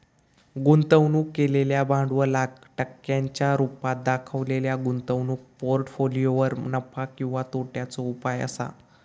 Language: Marathi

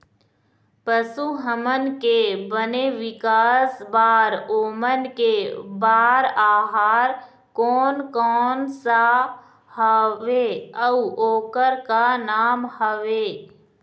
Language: Chhattisgarhi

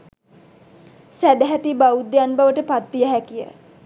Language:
Sinhala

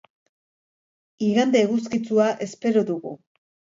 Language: Basque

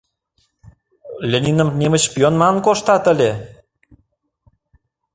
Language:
Mari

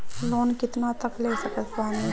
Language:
Bhojpuri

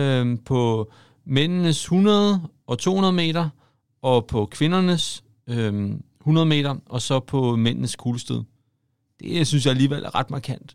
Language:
Danish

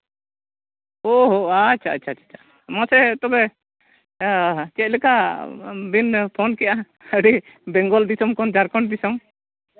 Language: Santali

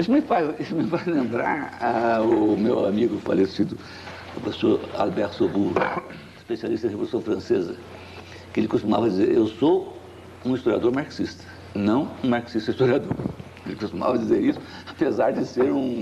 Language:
Portuguese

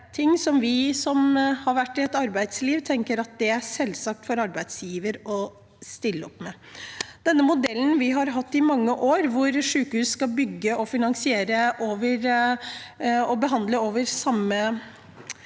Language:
Norwegian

